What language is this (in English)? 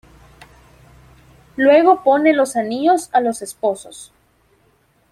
Spanish